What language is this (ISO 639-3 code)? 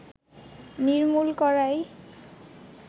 ben